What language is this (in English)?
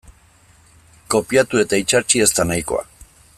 Basque